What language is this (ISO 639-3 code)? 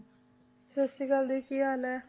pan